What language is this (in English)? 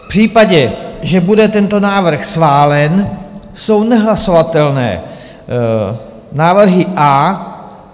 Czech